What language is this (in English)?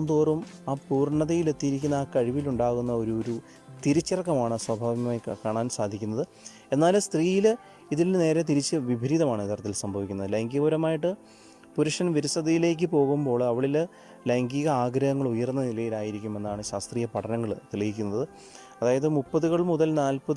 Malayalam